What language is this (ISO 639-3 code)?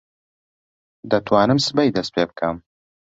ckb